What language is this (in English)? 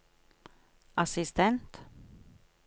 Norwegian